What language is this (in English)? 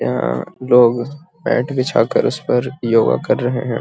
Magahi